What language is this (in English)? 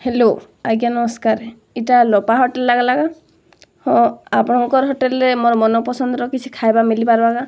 Odia